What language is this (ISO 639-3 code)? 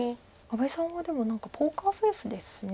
jpn